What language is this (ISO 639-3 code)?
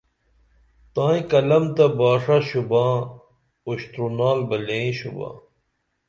dml